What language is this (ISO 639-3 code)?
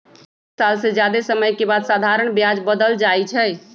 mag